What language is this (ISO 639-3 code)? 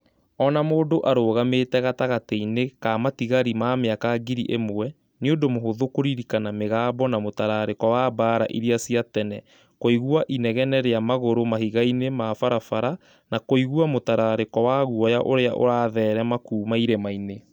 kik